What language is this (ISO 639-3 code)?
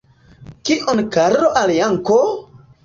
epo